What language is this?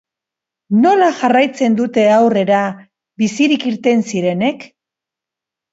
Basque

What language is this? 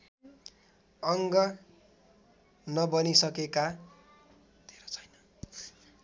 Nepali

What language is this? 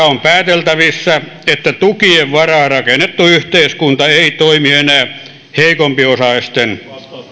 Finnish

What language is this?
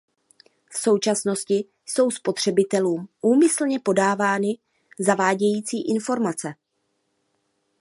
Czech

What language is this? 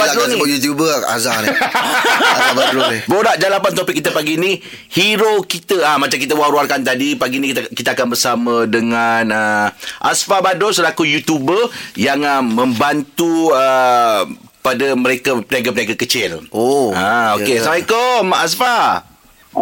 Malay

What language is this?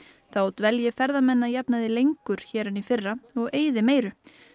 Icelandic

